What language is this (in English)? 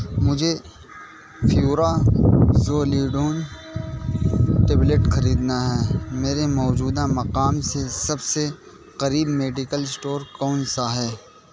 Urdu